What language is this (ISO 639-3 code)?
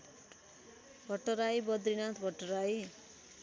nep